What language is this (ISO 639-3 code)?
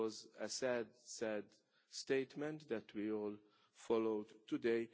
eng